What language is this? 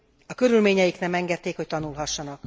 Hungarian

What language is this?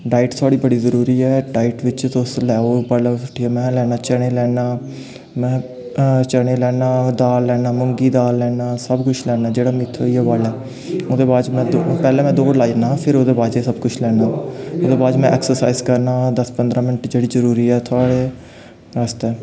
Dogri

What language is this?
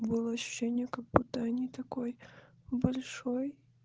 Russian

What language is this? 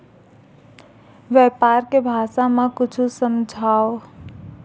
Chhattisgarhi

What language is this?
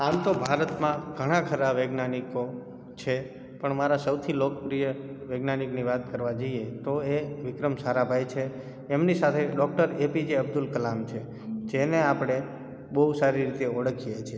Gujarati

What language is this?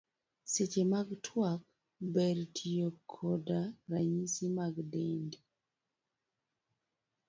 Luo (Kenya and Tanzania)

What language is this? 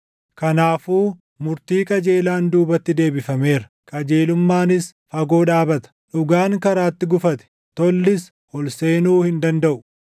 Oromo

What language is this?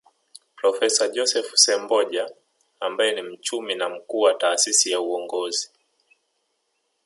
Swahili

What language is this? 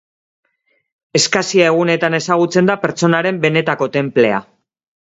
Basque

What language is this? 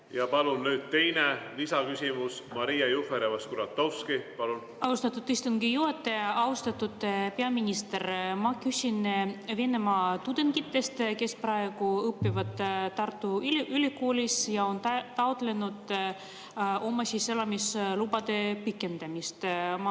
Estonian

